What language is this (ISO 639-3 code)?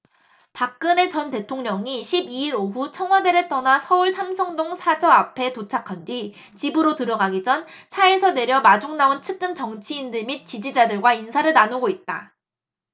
kor